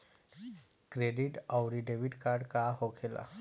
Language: Bhojpuri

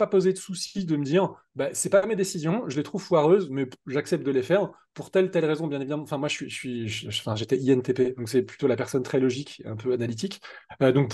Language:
French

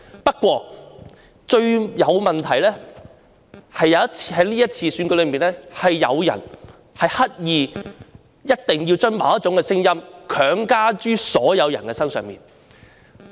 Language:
Cantonese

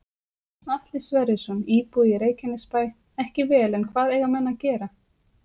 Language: Icelandic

